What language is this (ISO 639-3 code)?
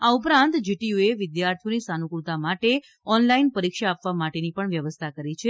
guj